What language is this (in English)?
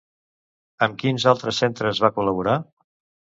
Catalan